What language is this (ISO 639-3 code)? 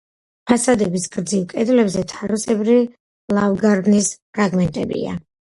kat